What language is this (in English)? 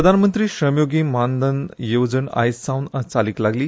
Konkani